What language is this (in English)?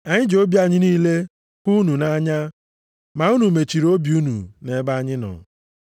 Igbo